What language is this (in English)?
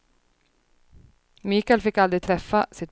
Swedish